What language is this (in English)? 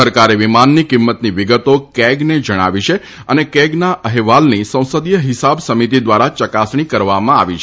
Gujarati